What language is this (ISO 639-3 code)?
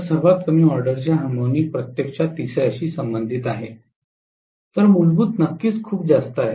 mar